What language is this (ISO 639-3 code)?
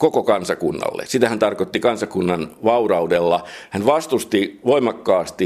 fin